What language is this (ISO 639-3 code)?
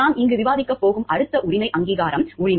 tam